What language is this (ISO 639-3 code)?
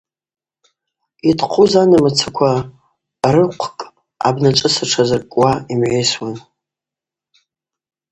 abq